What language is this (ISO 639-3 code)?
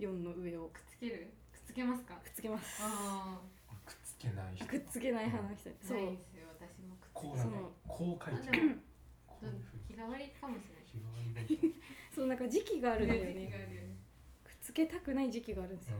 jpn